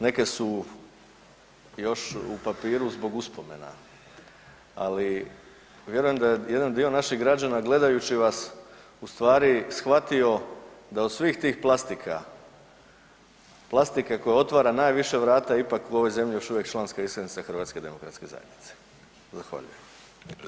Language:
Croatian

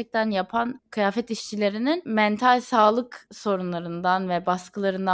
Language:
Turkish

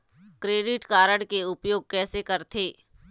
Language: Chhattisgarhi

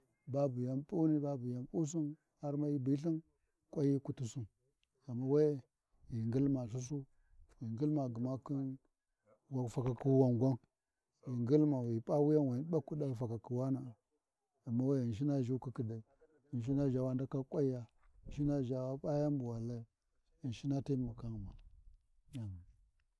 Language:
Warji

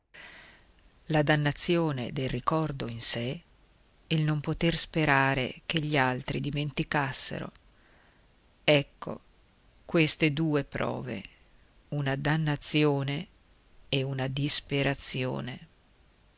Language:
Italian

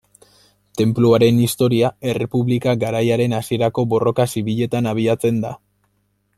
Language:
Basque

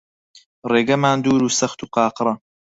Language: Central Kurdish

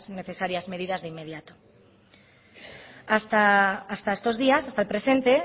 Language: Spanish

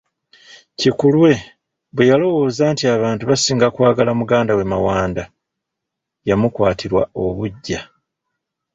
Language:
Ganda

